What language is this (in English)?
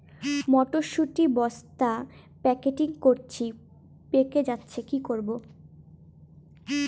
Bangla